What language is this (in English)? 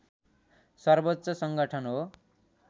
Nepali